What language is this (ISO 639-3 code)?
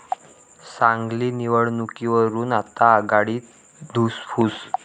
mar